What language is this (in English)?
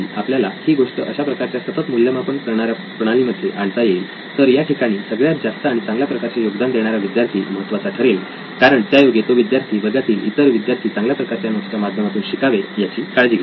Marathi